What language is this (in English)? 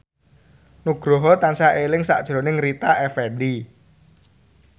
Javanese